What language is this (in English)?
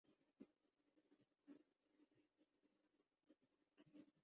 Urdu